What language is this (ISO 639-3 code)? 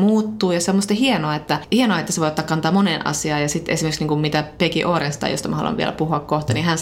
fin